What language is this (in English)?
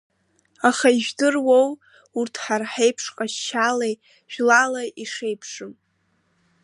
Abkhazian